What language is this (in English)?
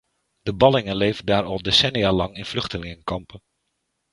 Dutch